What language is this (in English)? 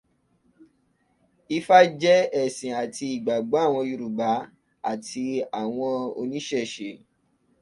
Yoruba